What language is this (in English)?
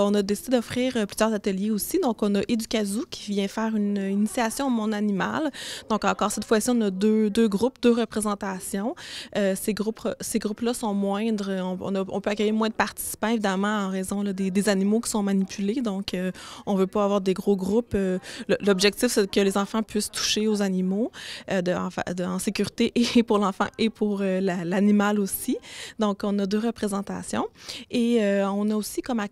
French